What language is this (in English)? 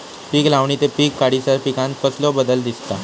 Marathi